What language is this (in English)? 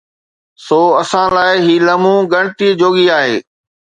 Sindhi